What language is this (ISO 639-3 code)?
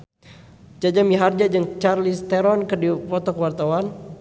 sun